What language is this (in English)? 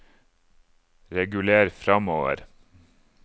Norwegian